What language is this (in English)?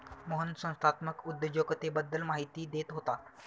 Marathi